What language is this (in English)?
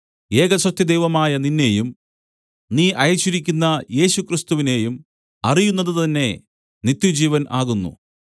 Malayalam